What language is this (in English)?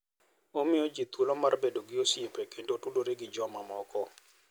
Luo (Kenya and Tanzania)